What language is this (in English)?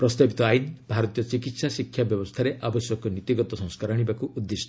Odia